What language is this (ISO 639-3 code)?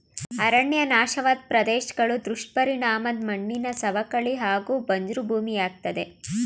kan